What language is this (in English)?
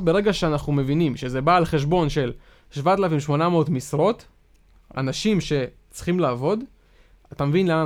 Hebrew